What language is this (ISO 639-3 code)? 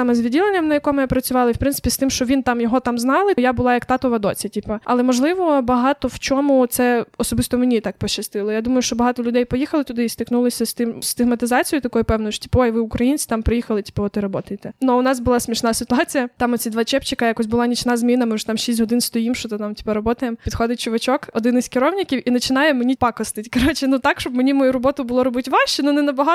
ukr